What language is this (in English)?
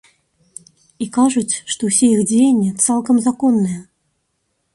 Belarusian